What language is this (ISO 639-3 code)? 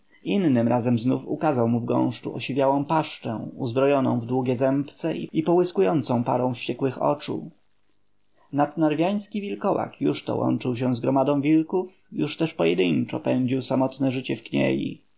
pol